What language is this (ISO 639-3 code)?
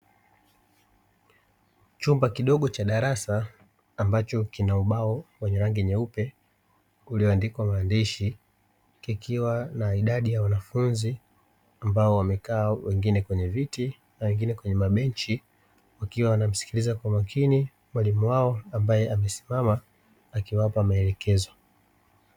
swa